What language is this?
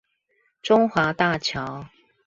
Chinese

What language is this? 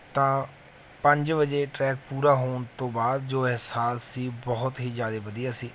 Punjabi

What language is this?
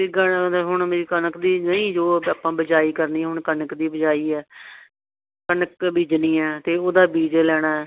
Punjabi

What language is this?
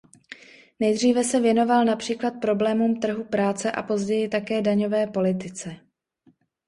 Czech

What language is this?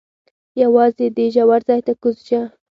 Pashto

